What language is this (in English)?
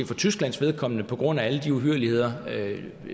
Danish